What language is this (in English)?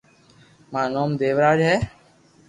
Loarki